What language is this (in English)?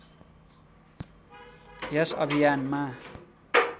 Nepali